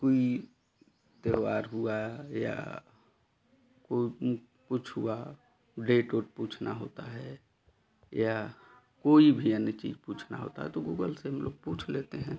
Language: Hindi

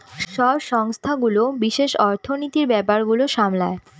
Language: Bangla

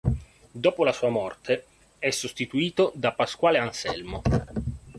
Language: Italian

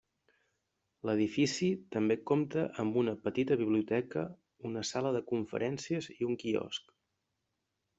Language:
Catalan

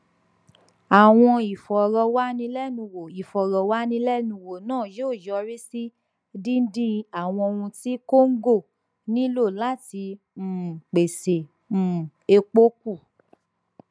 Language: Yoruba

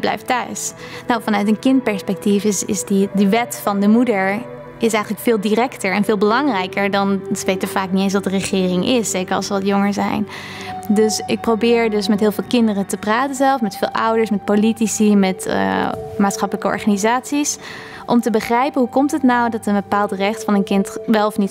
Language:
Dutch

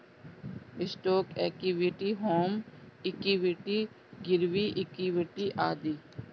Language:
Bhojpuri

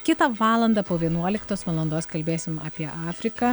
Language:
Lithuanian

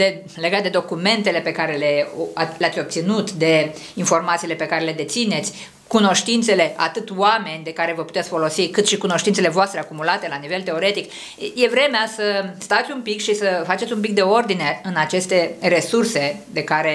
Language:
Romanian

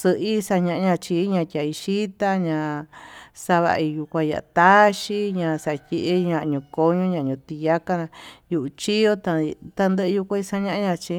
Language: Tututepec Mixtec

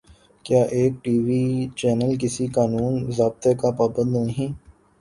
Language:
Urdu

